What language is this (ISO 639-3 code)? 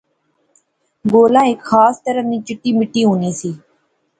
phr